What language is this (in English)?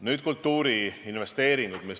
Estonian